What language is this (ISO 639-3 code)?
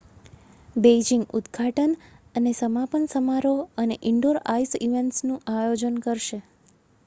guj